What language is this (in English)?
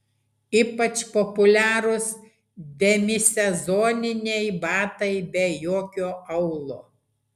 Lithuanian